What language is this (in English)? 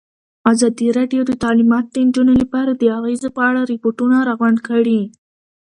Pashto